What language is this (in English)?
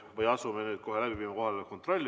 Estonian